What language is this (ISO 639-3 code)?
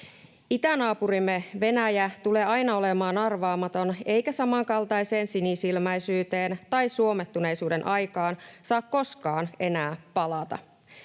fin